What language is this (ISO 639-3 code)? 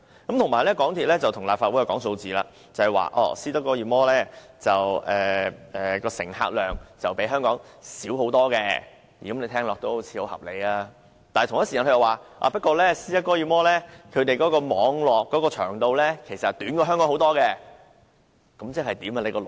yue